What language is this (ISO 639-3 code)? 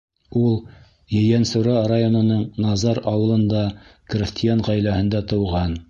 bak